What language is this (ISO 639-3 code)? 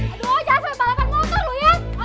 ind